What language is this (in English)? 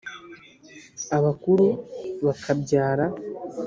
Kinyarwanda